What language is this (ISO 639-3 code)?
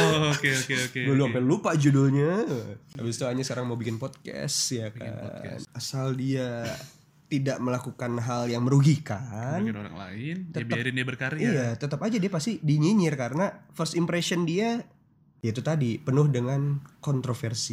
ind